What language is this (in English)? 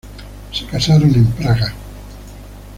Spanish